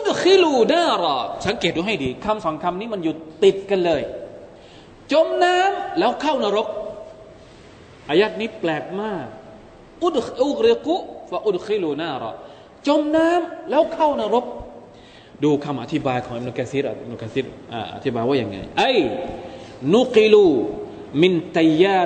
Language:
Thai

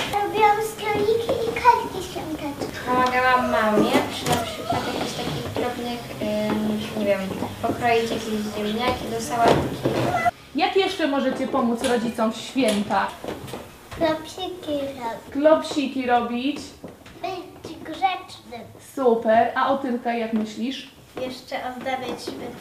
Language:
Polish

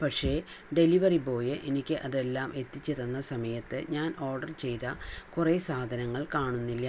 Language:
Malayalam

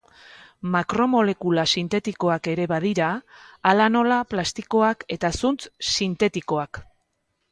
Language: Basque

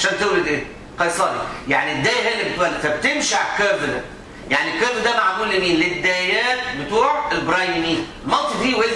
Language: Arabic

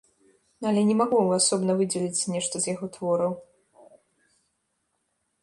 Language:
Belarusian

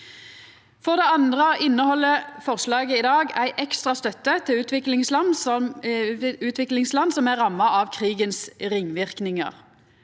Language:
Norwegian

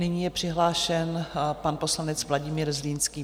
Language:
Czech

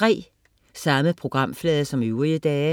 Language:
Danish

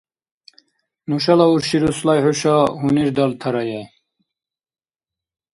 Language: Dargwa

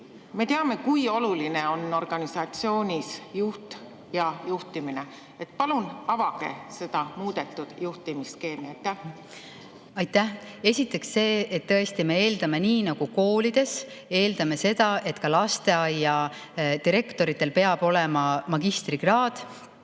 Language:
Estonian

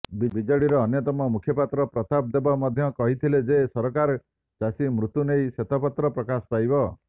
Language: Odia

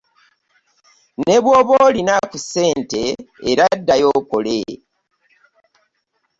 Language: Ganda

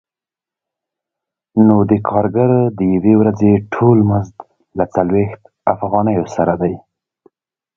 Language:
Pashto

